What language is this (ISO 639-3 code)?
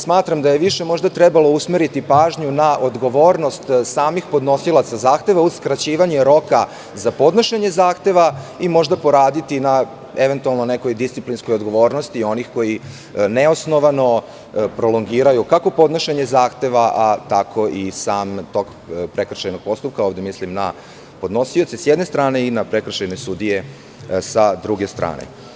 srp